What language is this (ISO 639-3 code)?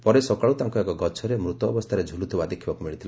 ori